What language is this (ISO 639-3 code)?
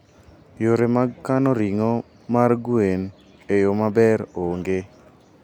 luo